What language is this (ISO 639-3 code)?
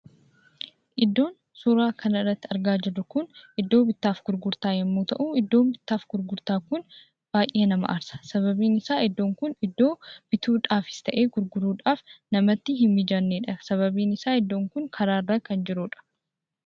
orm